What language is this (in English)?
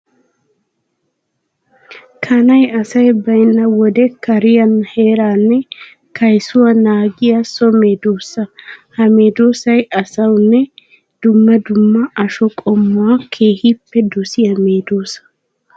Wolaytta